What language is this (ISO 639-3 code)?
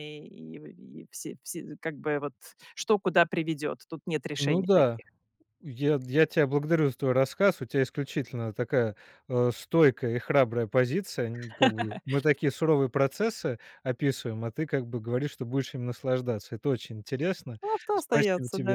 rus